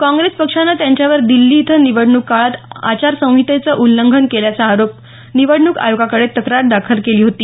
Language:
Marathi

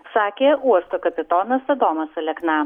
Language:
Lithuanian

